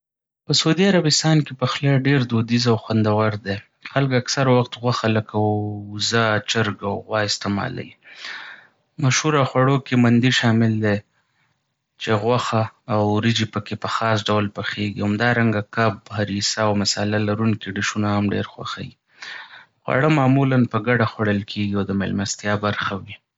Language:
Pashto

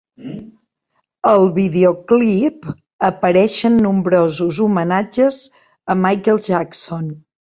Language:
Catalan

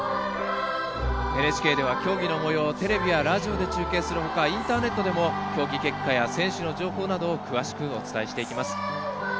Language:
Japanese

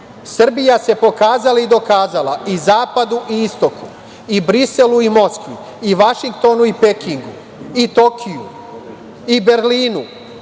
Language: Serbian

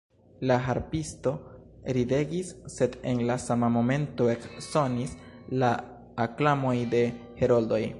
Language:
Esperanto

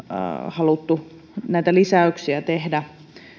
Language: Finnish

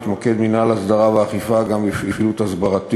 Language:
Hebrew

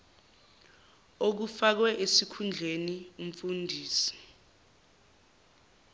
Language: Zulu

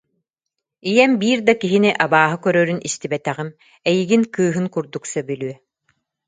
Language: Yakut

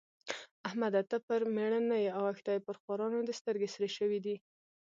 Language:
Pashto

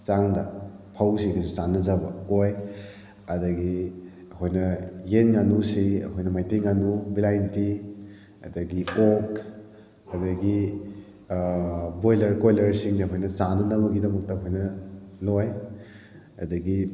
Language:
Manipuri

